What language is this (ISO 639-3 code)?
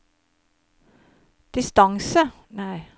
nor